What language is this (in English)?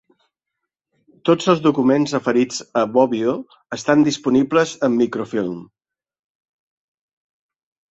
Catalan